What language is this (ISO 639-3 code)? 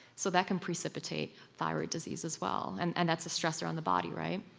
eng